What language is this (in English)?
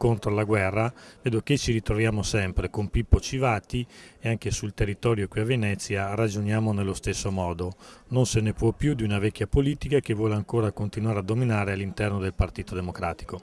Italian